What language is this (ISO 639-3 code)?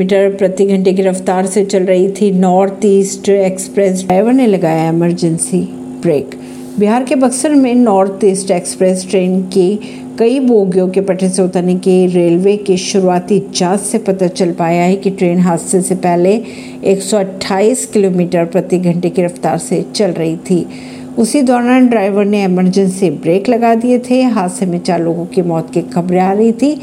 hin